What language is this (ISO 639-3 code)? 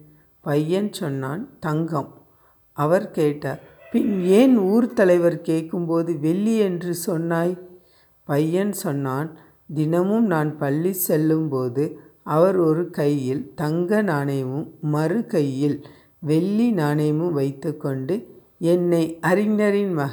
tam